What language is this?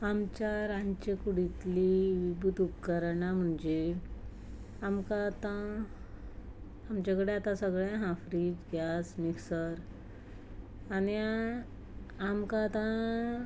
Konkani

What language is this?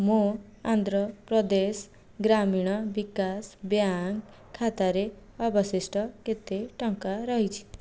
Odia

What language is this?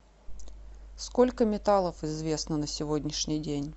Russian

